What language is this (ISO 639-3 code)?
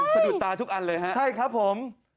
tha